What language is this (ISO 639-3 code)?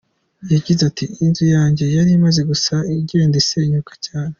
kin